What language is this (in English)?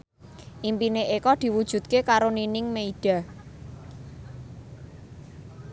Javanese